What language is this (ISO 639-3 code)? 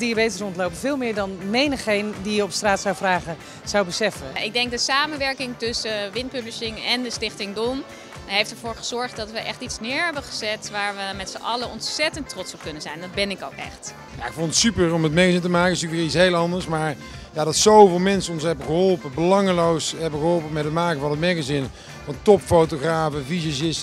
nld